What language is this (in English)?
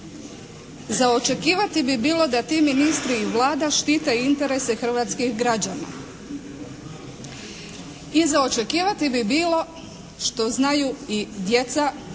Croatian